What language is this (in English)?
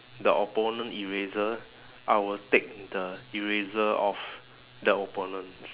English